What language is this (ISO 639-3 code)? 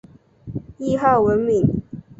zho